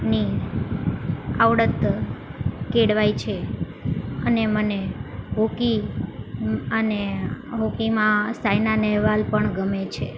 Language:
Gujarati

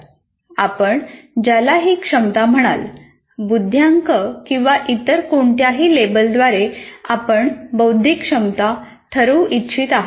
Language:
Marathi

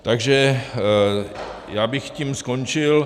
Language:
Czech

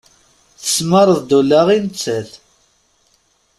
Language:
Kabyle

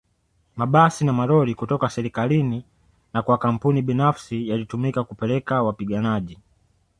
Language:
Swahili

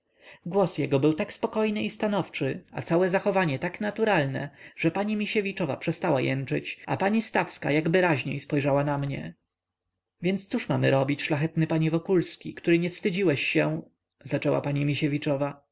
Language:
Polish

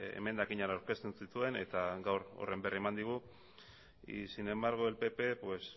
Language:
Basque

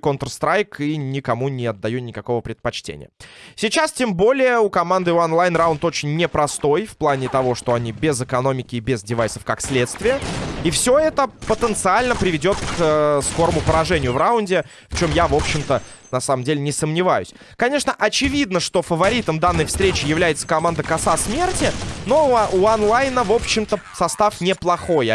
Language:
Russian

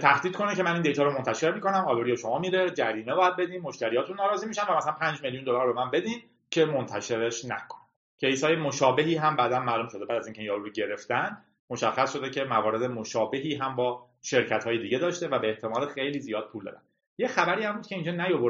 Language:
Persian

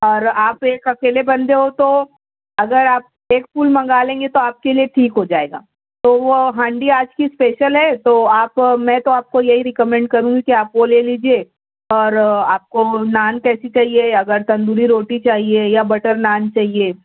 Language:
Urdu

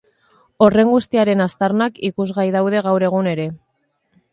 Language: Basque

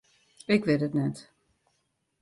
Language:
Western Frisian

